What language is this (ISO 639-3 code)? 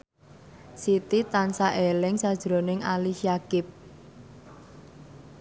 jav